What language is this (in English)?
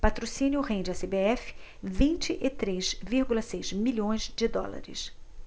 Portuguese